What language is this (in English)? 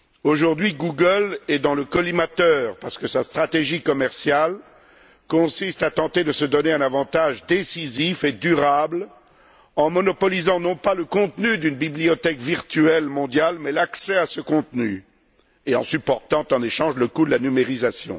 French